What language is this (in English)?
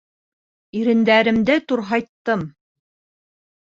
Bashkir